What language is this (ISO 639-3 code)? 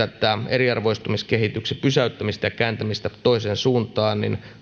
fin